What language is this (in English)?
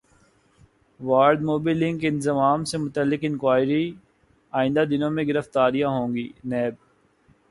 Urdu